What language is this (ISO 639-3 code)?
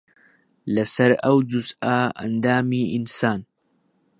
ckb